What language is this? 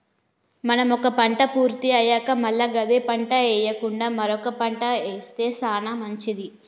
Telugu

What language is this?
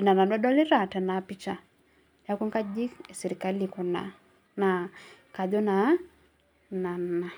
Masai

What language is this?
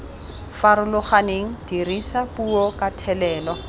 Tswana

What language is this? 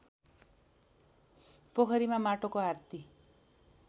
Nepali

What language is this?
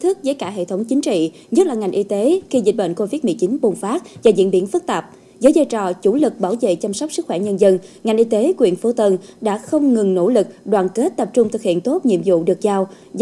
Vietnamese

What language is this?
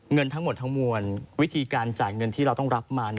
Thai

